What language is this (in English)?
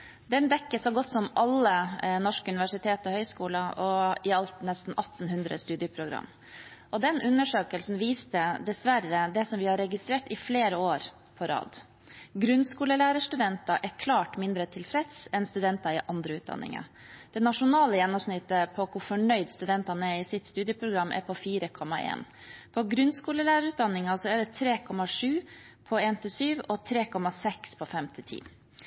Norwegian Bokmål